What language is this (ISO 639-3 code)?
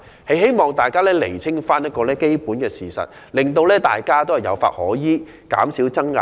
yue